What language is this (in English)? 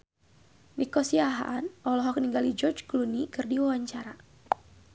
Sundanese